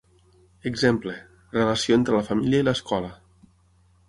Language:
Catalan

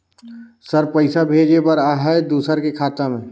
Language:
Chhattisgarhi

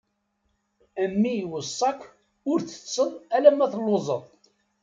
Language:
Kabyle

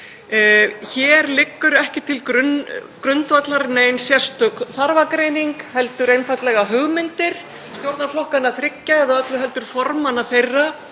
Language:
Icelandic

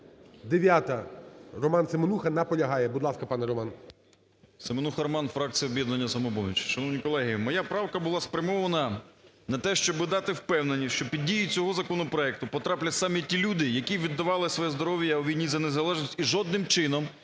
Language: Ukrainian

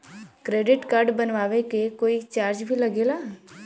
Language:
Bhojpuri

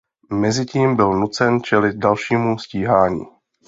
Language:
Czech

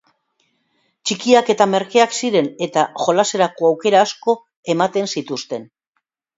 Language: Basque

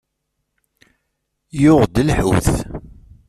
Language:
Kabyle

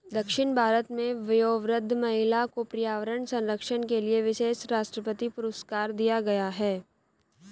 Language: Hindi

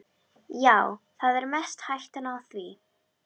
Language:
Icelandic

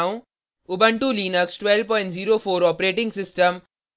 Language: Hindi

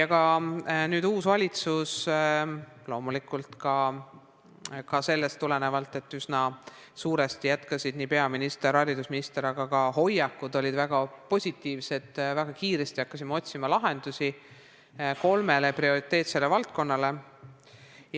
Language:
Estonian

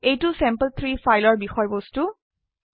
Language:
Assamese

